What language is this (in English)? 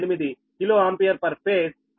Telugu